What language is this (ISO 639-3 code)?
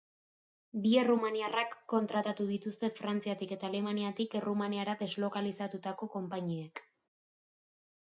eus